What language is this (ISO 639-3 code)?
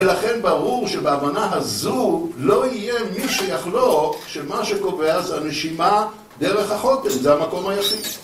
heb